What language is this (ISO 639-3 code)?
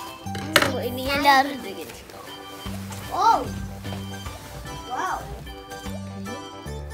ind